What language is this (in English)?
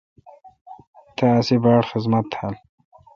Kalkoti